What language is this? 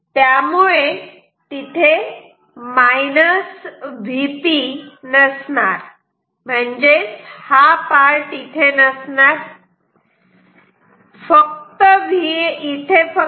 Marathi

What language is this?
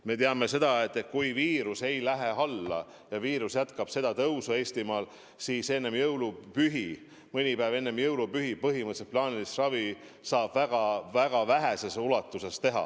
Estonian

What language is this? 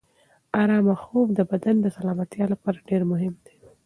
Pashto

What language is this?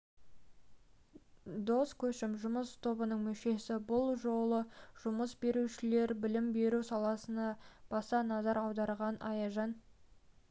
Kazakh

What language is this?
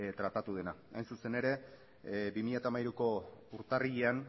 Basque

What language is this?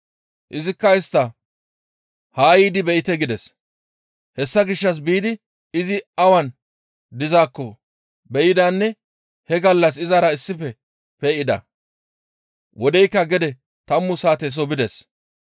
Gamo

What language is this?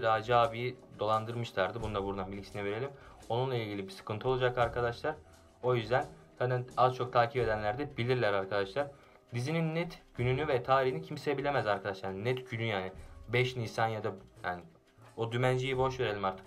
Turkish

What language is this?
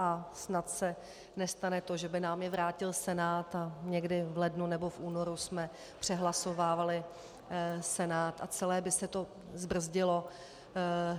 Czech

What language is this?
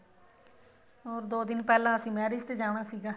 Punjabi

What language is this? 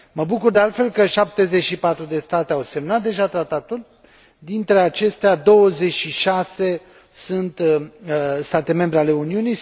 Romanian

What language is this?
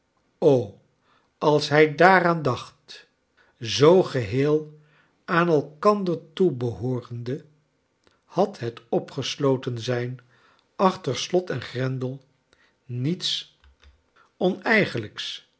Dutch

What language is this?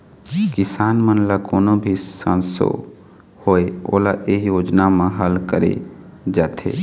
Chhattisgarhi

